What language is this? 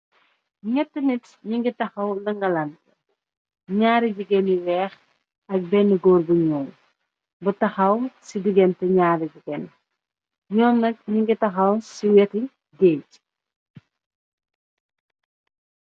Wolof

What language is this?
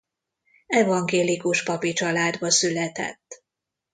Hungarian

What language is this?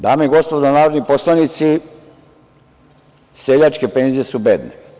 Serbian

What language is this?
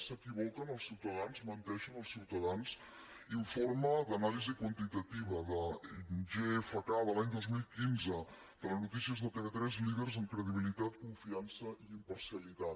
Catalan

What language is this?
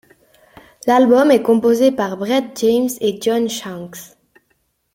French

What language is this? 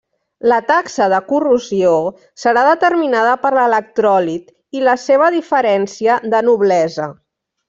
Catalan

